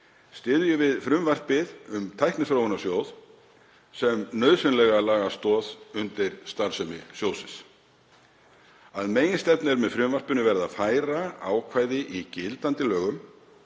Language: Icelandic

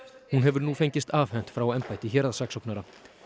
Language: Icelandic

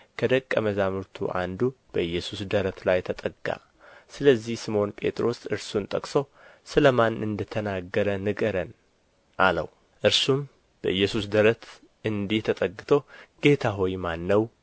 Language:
Amharic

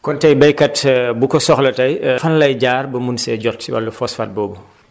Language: Wolof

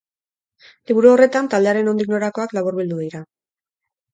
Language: Basque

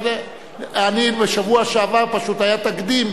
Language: Hebrew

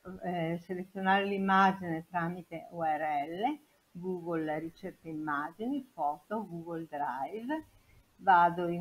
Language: Italian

